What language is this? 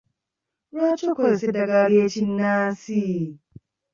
Ganda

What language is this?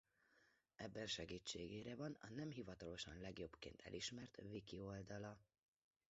Hungarian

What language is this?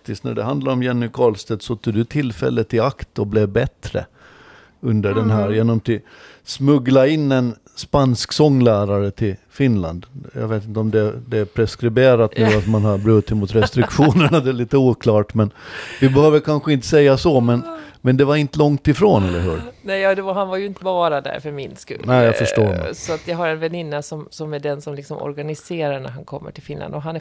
Swedish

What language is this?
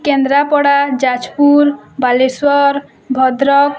Odia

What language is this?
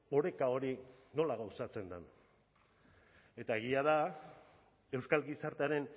Basque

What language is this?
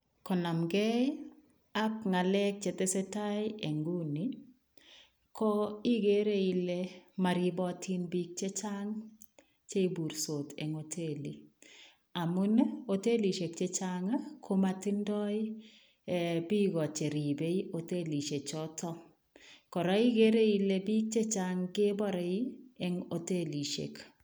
Kalenjin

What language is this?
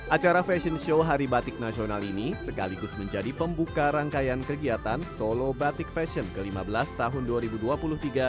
Indonesian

